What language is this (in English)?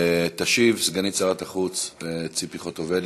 Hebrew